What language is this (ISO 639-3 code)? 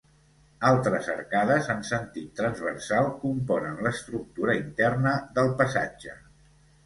cat